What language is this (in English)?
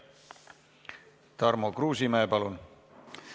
Estonian